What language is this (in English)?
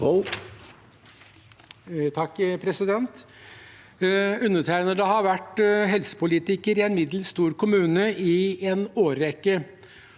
Norwegian